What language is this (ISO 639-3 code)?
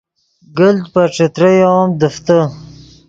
ydg